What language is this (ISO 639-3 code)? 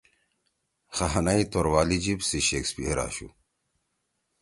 trw